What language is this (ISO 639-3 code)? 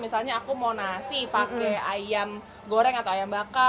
ind